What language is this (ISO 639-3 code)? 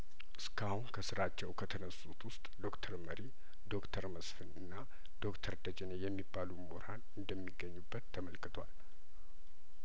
amh